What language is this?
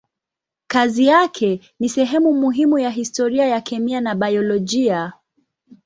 Swahili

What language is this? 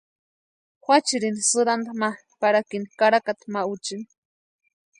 Western Highland Purepecha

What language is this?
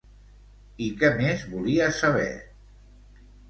Catalan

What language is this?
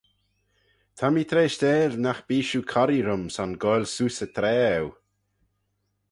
Manx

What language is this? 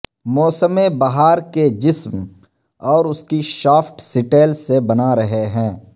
Urdu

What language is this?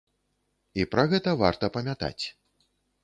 Belarusian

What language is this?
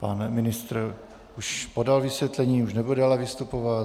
Czech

